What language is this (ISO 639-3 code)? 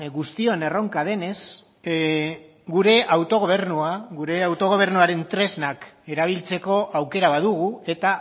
eus